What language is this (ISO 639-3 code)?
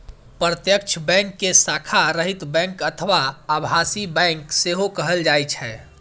mai